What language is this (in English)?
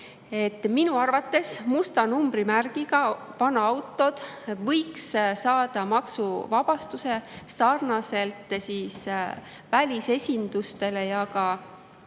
Estonian